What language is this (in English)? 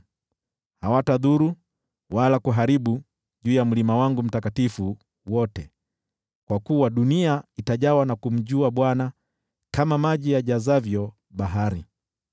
Swahili